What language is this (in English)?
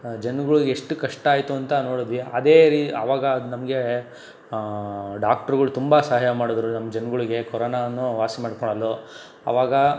Kannada